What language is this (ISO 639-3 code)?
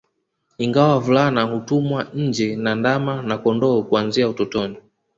swa